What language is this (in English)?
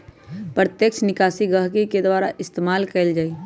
Magahi